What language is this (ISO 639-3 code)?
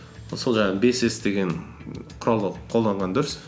kaz